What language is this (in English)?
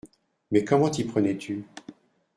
French